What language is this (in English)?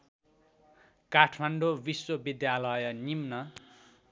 Nepali